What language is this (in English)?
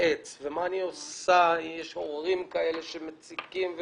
Hebrew